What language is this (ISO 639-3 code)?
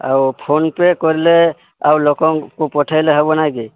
ori